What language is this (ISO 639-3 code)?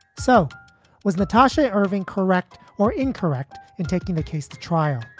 eng